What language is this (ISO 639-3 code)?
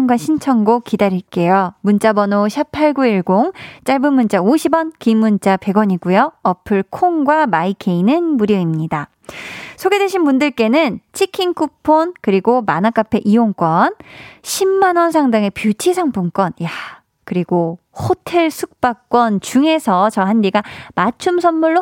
kor